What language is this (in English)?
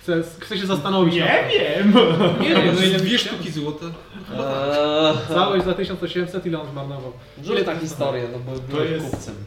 Polish